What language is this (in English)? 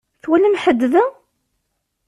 Kabyle